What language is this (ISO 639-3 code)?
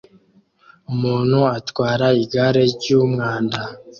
kin